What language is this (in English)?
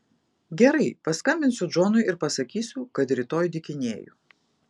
Lithuanian